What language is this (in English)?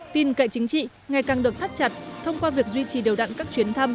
Vietnamese